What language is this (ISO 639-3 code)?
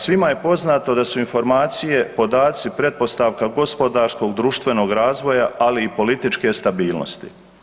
hrv